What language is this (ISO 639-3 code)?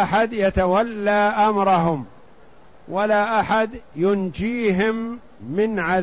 ara